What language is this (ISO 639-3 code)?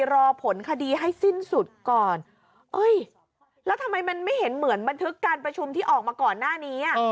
tha